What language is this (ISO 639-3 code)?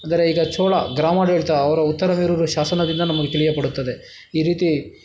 kan